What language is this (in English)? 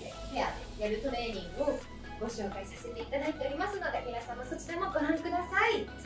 Japanese